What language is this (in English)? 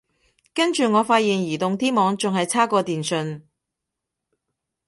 Cantonese